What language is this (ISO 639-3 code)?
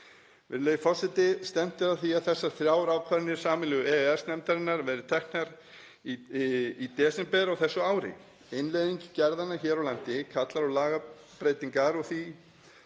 isl